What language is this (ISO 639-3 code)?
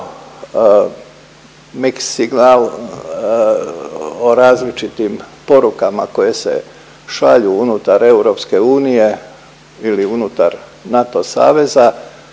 hrv